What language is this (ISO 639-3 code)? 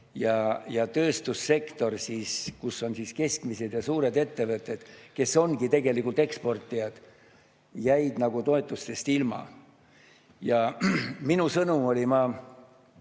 est